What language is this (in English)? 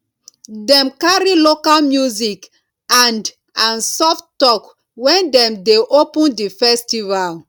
Nigerian Pidgin